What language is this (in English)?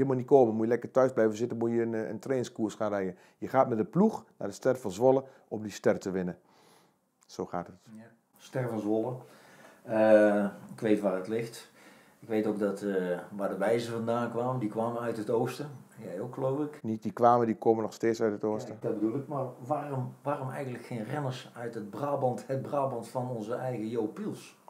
Dutch